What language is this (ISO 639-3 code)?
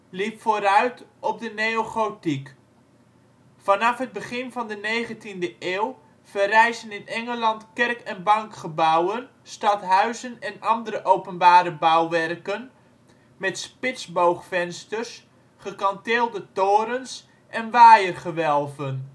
nld